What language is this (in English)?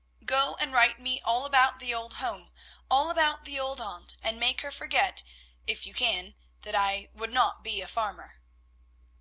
English